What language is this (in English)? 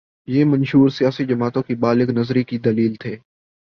Urdu